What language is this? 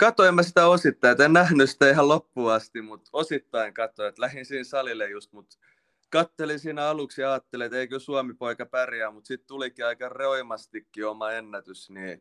Finnish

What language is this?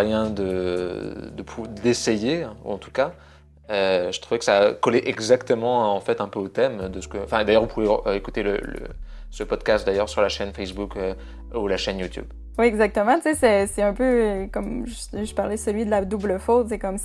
French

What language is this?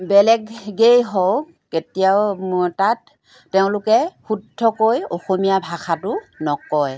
Assamese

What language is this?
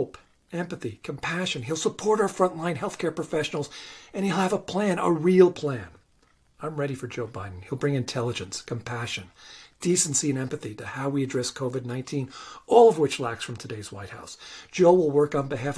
English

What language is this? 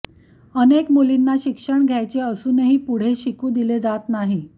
Marathi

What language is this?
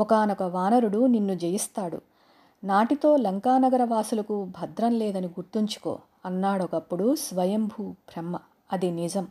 Telugu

